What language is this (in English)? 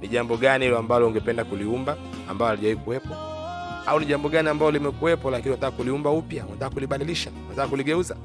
Swahili